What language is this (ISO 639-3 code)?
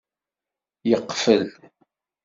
kab